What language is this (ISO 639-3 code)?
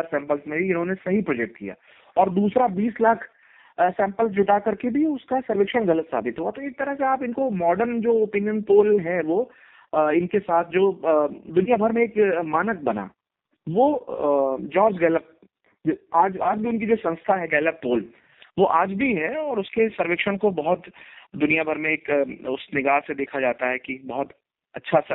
hin